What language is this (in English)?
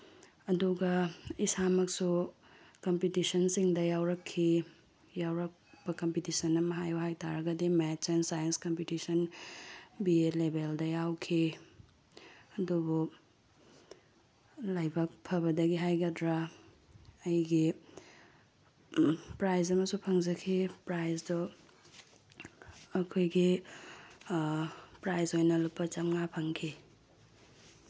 Manipuri